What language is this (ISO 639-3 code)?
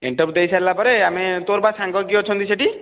ori